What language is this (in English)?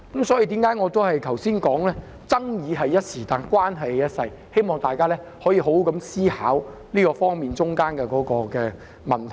Cantonese